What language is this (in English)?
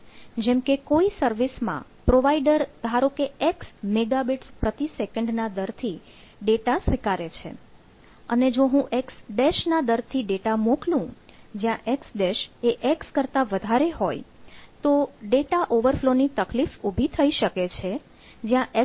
Gujarati